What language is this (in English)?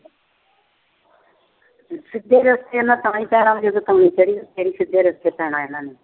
Punjabi